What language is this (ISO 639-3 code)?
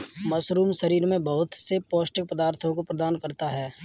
hin